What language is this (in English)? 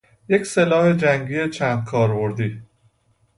Persian